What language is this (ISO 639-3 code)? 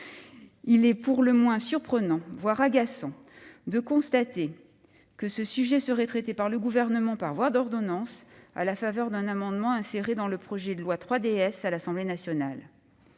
fra